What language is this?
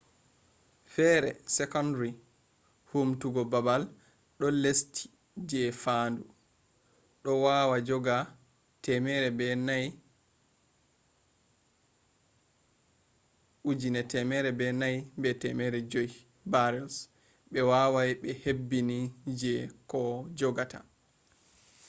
Fula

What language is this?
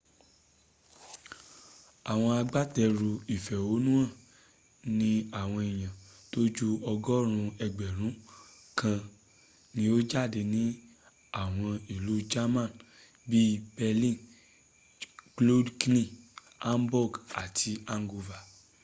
Yoruba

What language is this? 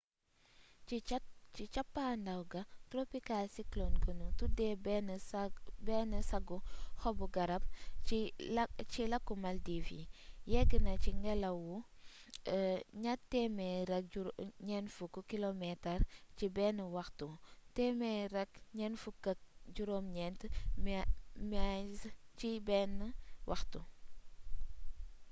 Wolof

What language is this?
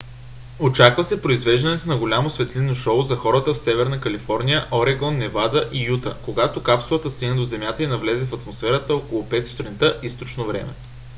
Bulgarian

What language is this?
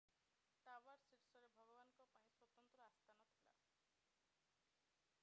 Odia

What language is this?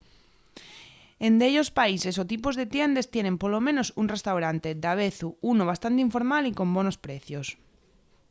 Asturian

